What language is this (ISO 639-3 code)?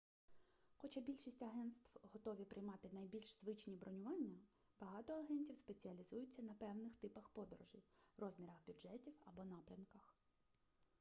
ukr